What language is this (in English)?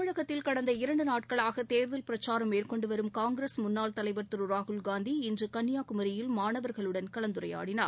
Tamil